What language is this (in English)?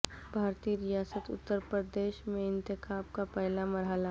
Urdu